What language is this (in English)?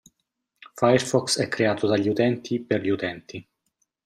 Italian